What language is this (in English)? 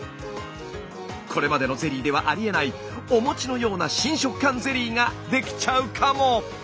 Japanese